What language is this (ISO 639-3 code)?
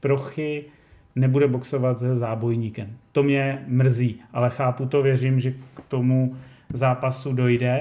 ces